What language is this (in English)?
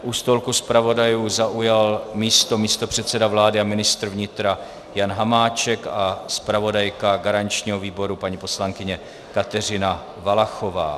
Czech